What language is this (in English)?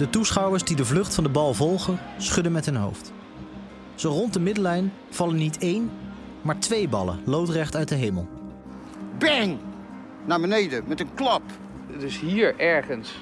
Dutch